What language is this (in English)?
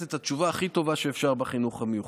Hebrew